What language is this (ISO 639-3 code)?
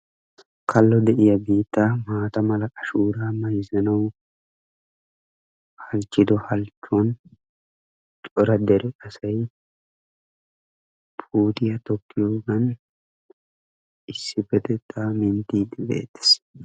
wal